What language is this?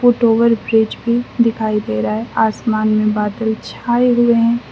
Hindi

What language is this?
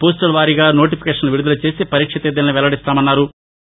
Telugu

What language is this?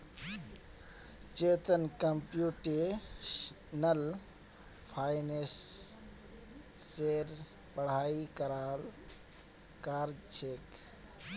Magahi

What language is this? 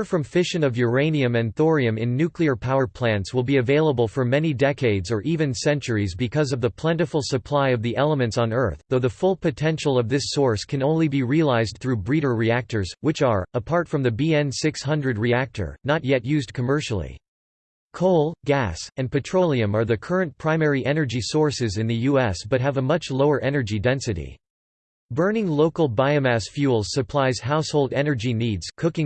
English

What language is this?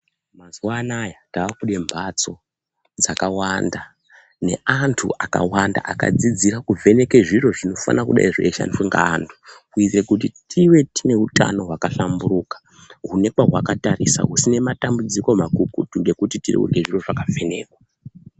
Ndau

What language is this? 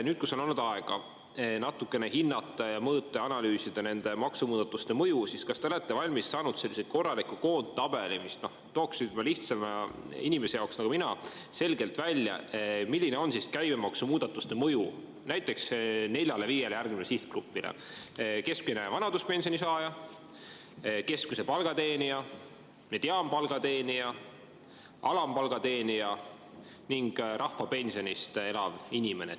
Estonian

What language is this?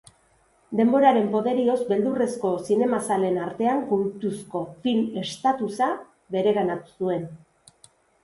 Basque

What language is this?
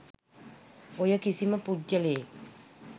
Sinhala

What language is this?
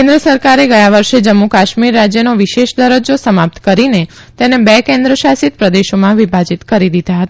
Gujarati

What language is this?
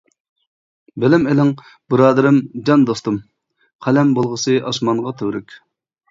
Uyghur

